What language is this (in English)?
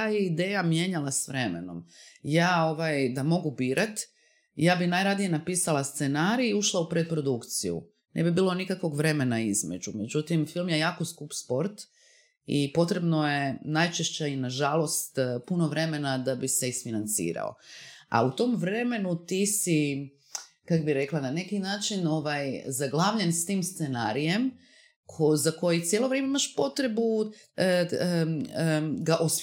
Croatian